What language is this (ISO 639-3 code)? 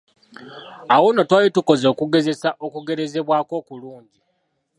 lug